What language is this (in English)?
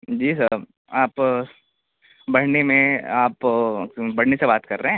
Urdu